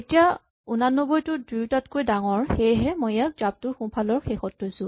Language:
Assamese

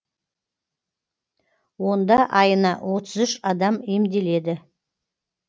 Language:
Kazakh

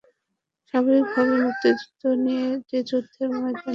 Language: Bangla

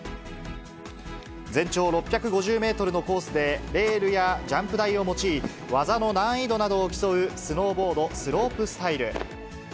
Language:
Japanese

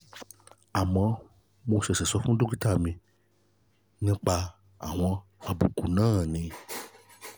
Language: Yoruba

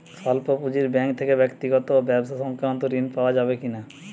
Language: Bangla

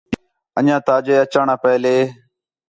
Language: Khetrani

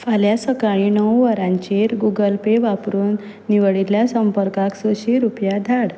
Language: Konkani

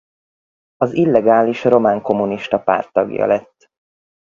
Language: Hungarian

